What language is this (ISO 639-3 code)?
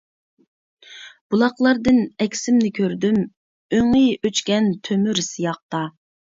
uig